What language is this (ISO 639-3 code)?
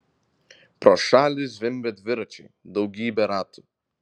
lit